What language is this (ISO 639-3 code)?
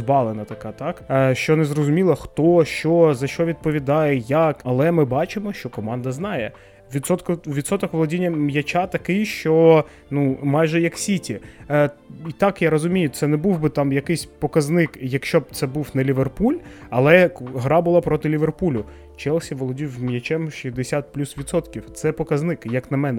ukr